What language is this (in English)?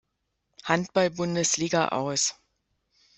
German